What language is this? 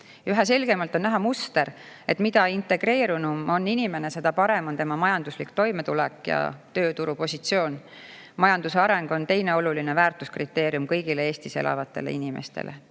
Estonian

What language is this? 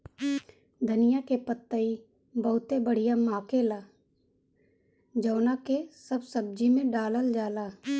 Bhojpuri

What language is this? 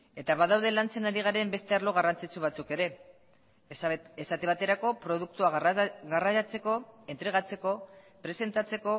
Basque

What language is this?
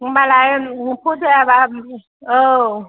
Bodo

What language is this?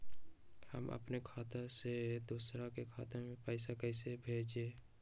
Magahi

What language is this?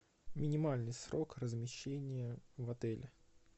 Russian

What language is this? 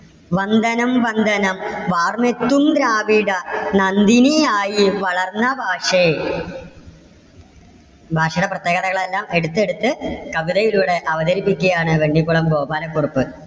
Malayalam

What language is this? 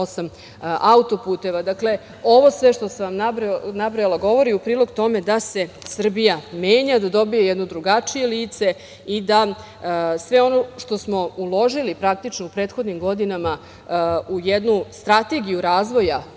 Serbian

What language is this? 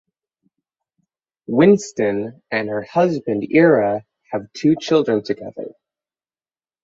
English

